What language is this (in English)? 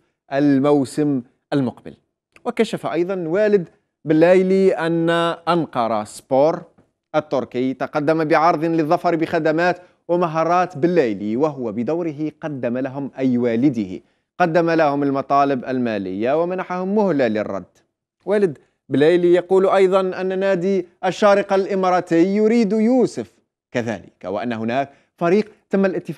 Arabic